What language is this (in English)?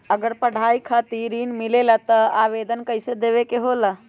Magahi